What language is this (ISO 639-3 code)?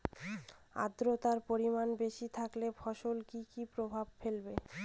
ben